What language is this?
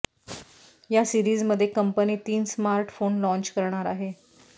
Marathi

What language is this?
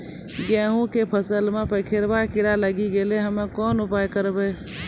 Maithili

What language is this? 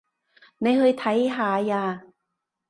Cantonese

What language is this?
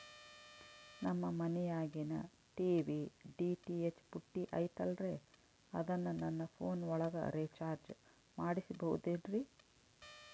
Kannada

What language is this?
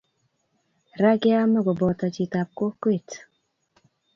Kalenjin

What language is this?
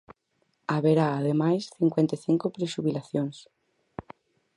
Galician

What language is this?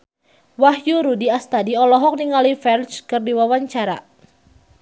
Sundanese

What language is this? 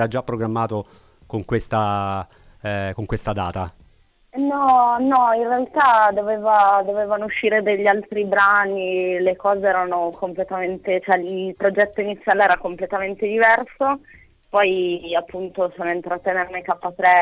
Italian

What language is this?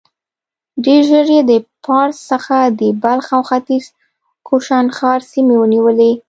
Pashto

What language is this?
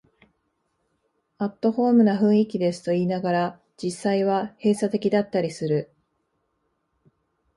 Japanese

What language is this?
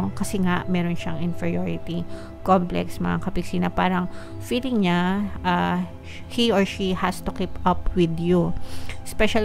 Filipino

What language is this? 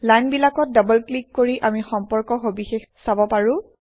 Assamese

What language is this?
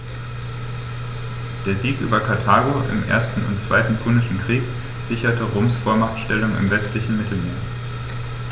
German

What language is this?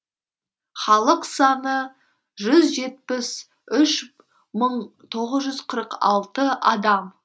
Kazakh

